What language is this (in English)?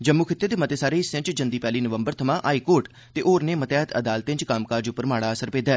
Dogri